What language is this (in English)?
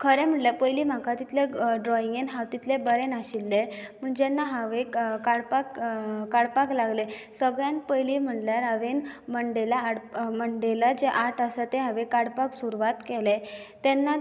Konkani